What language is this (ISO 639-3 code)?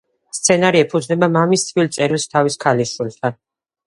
kat